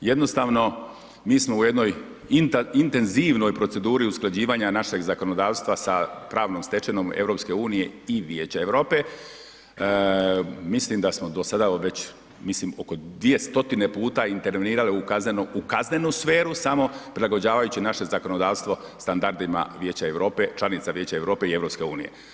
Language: Croatian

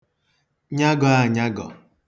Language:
Igbo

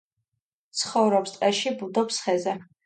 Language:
Georgian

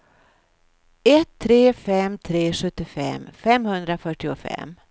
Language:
Swedish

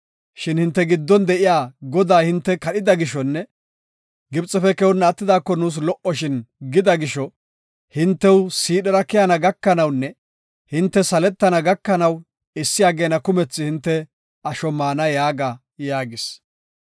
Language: Gofa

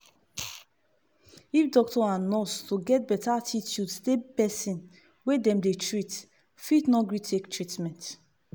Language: Nigerian Pidgin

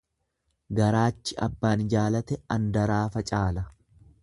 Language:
Oromo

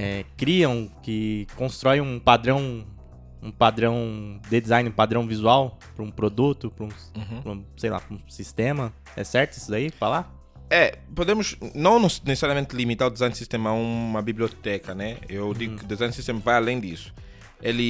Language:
Portuguese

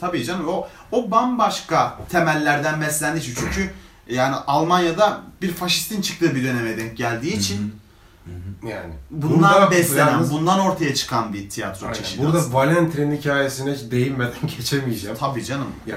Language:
Turkish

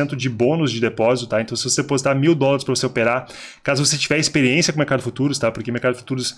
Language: Portuguese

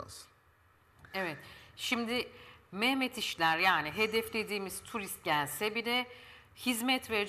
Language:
Turkish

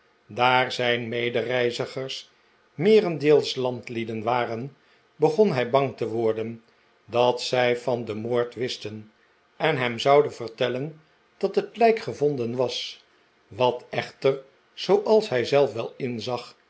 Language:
Dutch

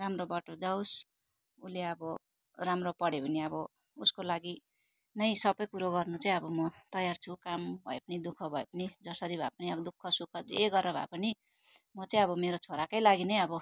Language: Nepali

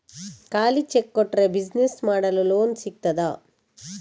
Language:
Kannada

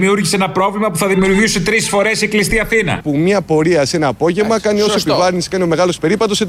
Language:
Greek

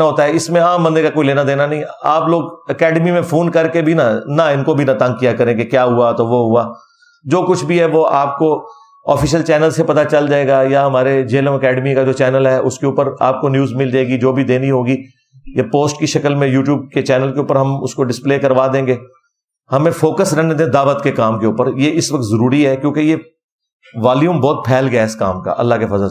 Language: Urdu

